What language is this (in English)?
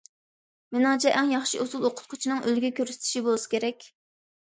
Uyghur